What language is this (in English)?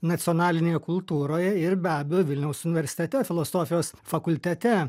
Lithuanian